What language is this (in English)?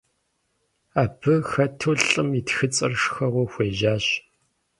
Kabardian